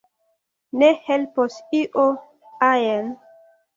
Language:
Esperanto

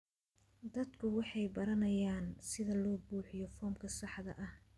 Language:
Somali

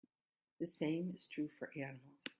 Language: English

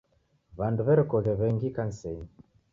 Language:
Taita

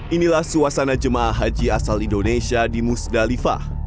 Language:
Indonesian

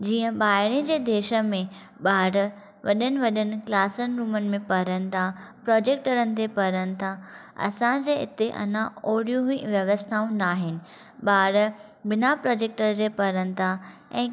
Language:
Sindhi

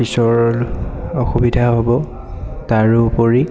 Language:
Assamese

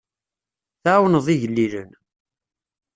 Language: Kabyle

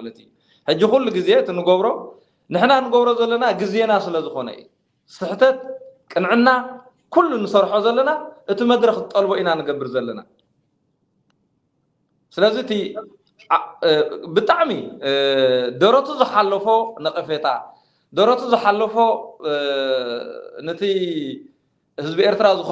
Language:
Arabic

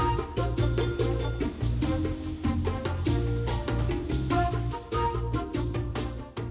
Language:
Indonesian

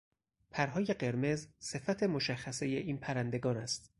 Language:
Persian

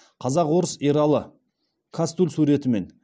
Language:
Kazakh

